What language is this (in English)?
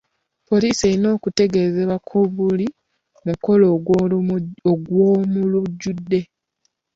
Ganda